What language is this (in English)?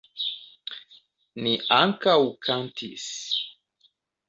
Esperanto